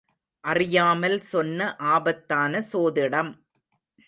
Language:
Tamil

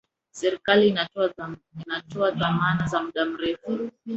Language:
Swahili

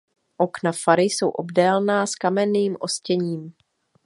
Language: Czech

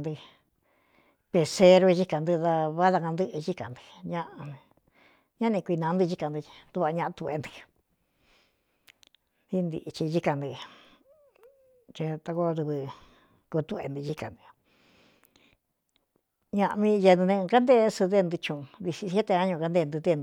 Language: Cuyamecalco Mixtec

